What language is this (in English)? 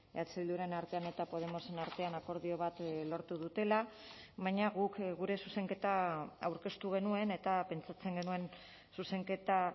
Basque